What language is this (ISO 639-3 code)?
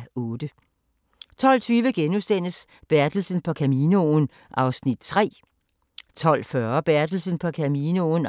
dan